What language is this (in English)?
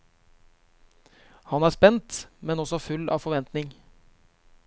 Norwegian